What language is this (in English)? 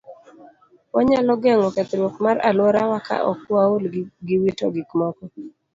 Luo (Kenya and Tanzania)